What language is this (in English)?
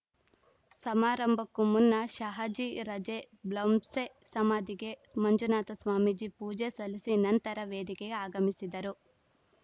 Kannada